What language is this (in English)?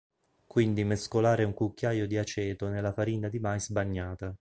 Italian